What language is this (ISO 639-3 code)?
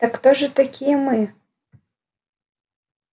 rus